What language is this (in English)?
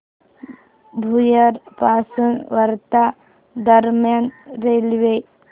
Marathi